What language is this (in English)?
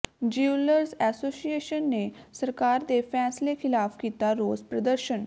Punjabi